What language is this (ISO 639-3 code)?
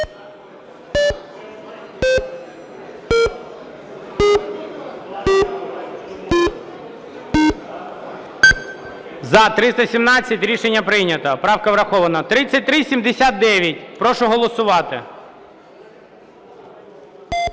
ukr